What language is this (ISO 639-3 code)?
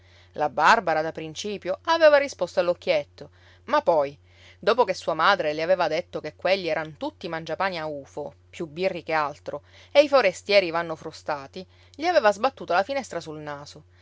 ita